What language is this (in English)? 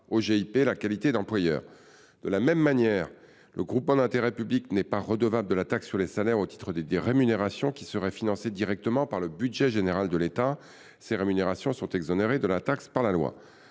French